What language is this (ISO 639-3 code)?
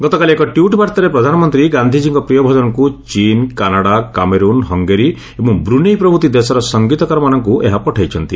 ori